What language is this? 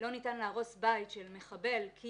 Hebrew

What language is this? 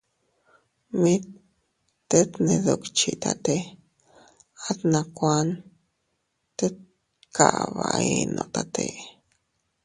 Teutila Cuicatec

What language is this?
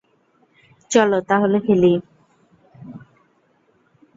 Bangla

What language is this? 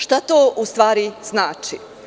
Serbian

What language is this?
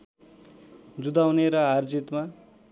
Nepali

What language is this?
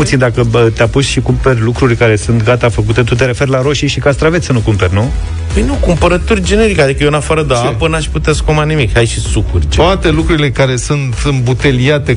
Romanian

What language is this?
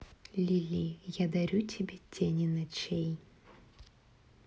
Russian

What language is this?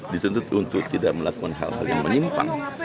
Indonesian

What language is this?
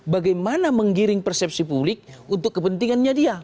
Indonesian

